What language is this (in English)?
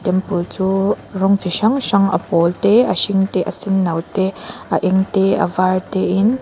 Mizo